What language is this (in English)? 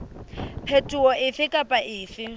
Southern Sotho